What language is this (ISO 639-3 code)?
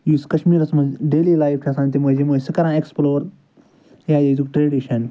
kas